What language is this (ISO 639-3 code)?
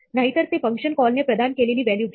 mar